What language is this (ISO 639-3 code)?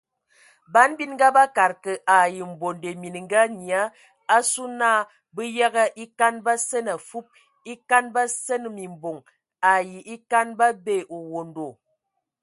ewo